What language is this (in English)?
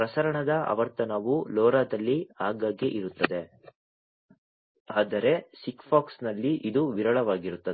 Kannada